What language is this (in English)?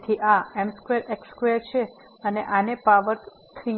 Gujarati